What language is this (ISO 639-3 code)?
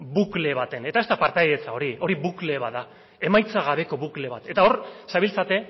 eus